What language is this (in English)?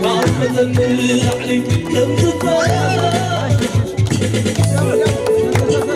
Arabic